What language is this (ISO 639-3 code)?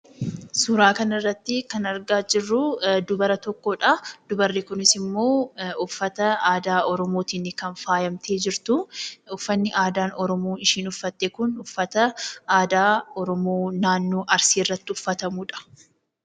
orm